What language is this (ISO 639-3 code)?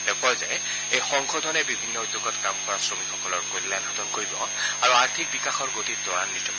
asm